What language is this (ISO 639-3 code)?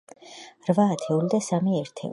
kat